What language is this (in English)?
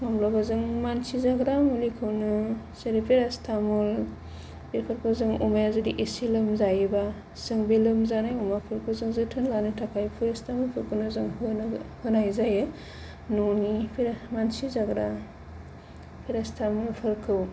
Bodo